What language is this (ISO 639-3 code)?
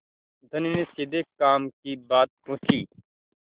hin